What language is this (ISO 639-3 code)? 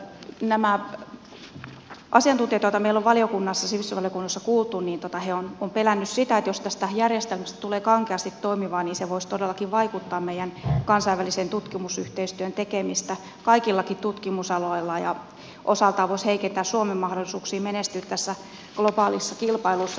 fin